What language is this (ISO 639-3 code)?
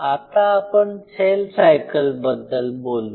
mar